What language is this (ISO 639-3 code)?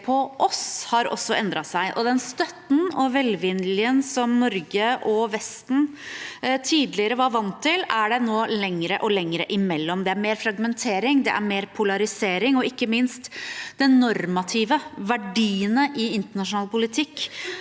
nor